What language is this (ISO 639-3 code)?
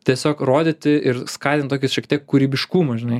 lit